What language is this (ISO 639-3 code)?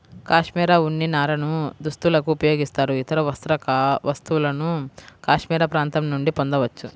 tel